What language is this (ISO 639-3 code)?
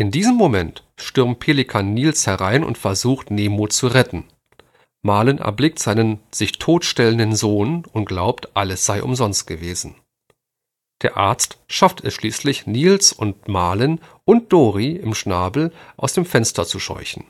deu